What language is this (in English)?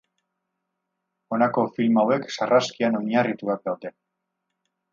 Basque